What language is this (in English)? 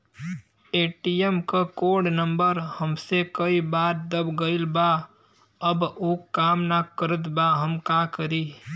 Bhojpuri